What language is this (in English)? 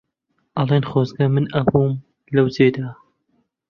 Central Kurdish